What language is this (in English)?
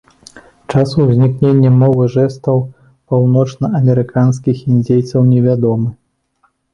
Belarusian